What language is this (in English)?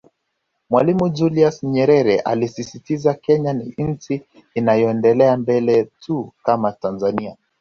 Swahili